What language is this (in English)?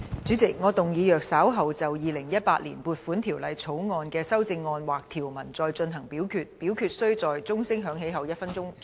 Cantonese